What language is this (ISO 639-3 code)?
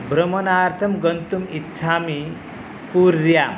san